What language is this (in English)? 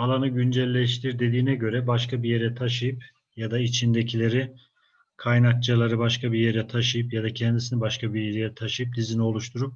Turkish